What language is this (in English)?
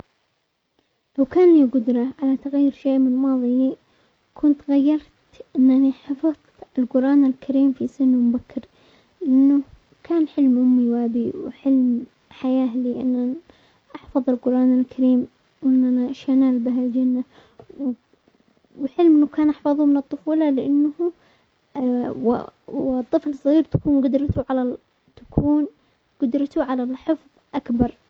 Omani Arabic